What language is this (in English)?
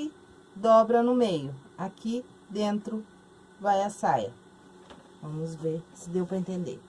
Portuguese